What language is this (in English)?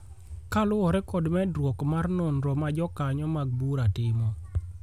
Luo (Kenya and Tanzania)